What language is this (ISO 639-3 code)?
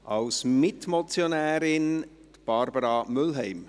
gsw